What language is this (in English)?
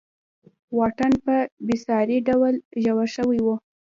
Pashto